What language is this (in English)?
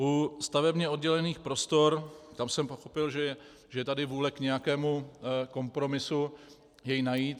Czech